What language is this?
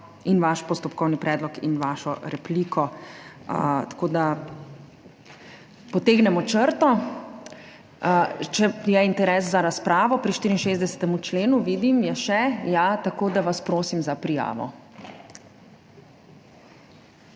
Slovenian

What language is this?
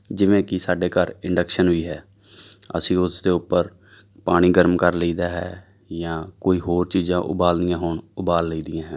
Punjabi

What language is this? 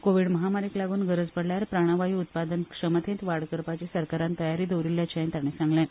Konkani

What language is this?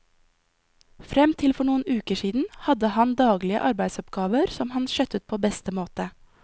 Norwegian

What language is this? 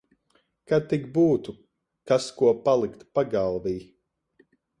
Latvian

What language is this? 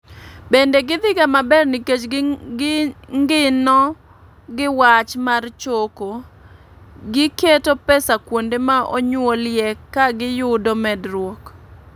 Luo (Kenya and Tanzania)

